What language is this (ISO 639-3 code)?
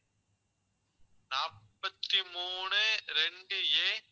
tam